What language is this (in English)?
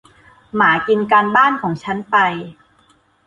Thai